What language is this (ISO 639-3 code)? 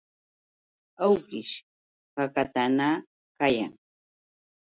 qux